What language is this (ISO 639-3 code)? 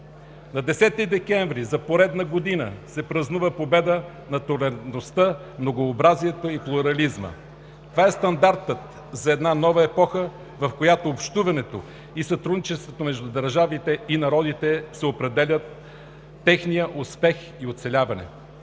bul